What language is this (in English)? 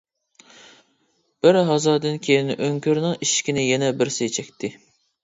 Uyghur